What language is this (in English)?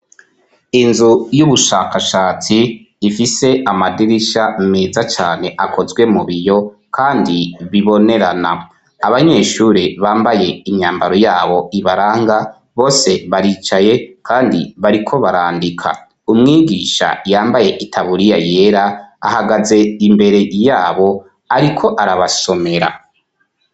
Rundi